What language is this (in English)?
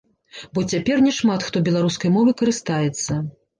Belarusian